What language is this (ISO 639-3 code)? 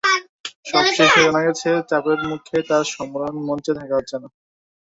ben